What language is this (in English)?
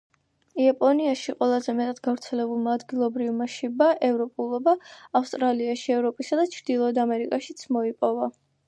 Georgian